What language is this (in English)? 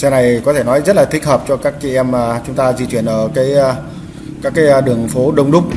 Vietnamese